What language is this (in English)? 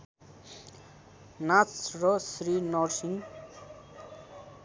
Nepali